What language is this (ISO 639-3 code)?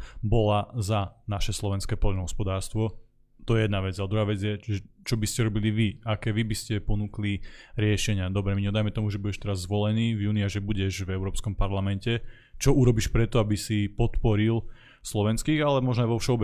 slk